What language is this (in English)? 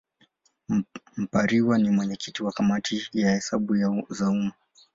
Swahili